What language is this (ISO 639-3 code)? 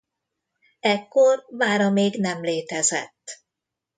hun